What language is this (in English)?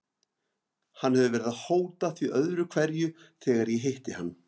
Icelandic